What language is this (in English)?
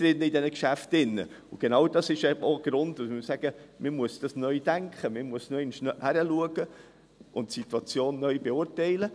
Swiss German